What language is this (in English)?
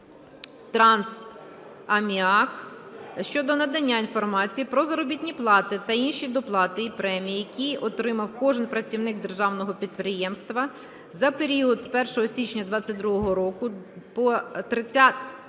Ukrainian